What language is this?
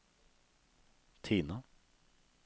Norwegian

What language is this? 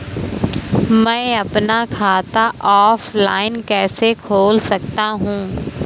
Hindi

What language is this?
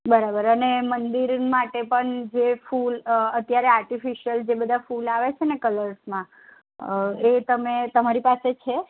Gujarati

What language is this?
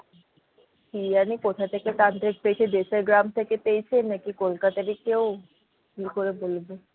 Bangla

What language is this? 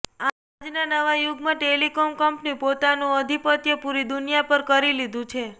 Gujarati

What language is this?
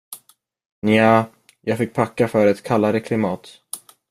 Swedish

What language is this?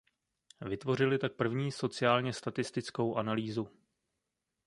Czech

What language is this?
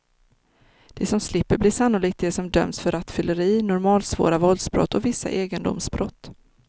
Swedish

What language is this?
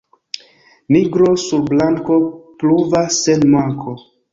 Esperanto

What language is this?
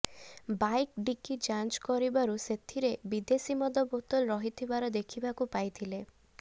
Odia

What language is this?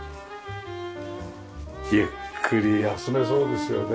Japanese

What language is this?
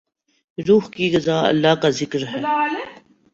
Urdu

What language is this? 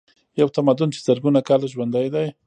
Pashto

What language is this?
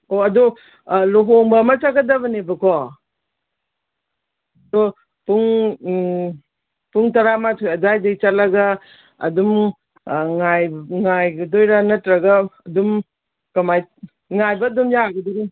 Manipuri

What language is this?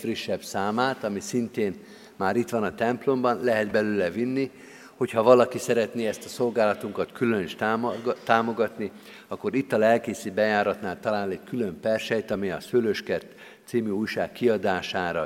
Hungarian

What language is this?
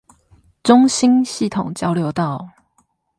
Chinese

